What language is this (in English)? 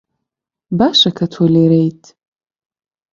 Central Kurdish